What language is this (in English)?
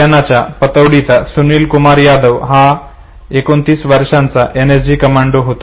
Marathi